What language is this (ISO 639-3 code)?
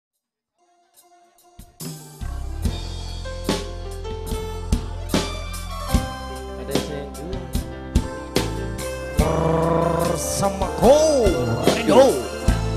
ind